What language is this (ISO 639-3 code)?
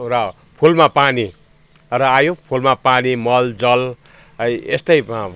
nep